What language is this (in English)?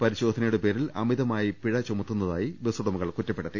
Malayalam